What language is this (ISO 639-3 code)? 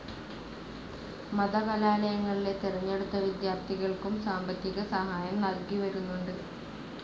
mal